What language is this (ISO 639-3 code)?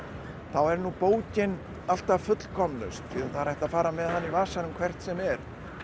isl